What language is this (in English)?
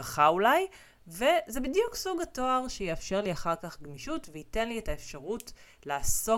Hebrew